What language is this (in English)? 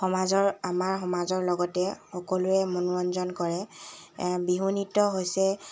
Assamese